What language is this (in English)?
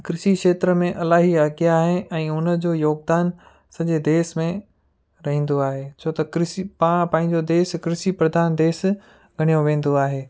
Sindhi